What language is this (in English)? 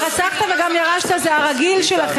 Hebrew